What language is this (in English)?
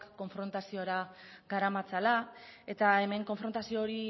Basque